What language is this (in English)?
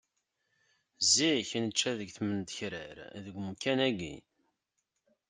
Kabyle